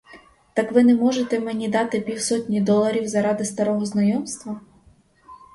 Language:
Ukrainian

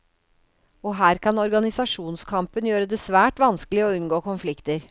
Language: Norwegian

